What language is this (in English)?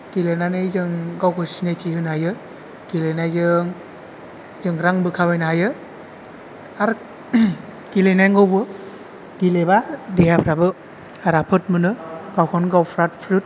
Bodo